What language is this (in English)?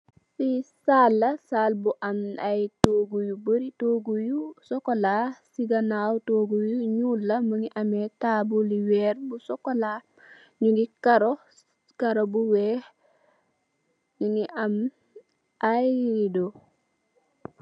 Wolof